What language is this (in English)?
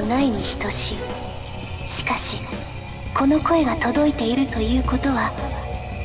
Japanese